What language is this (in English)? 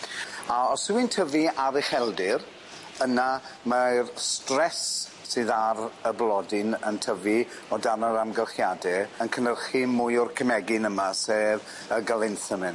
Welsh